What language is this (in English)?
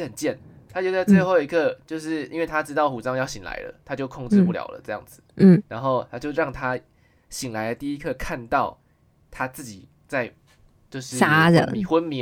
Chinese